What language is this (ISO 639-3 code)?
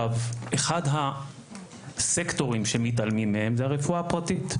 heb